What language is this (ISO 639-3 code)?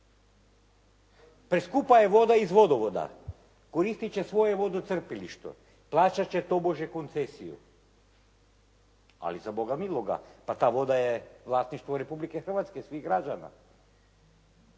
hrv